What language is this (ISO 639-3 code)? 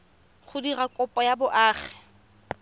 tsn